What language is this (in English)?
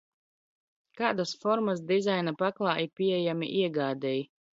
Latvian